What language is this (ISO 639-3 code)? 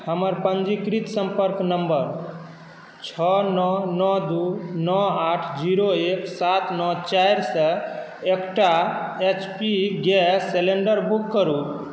mai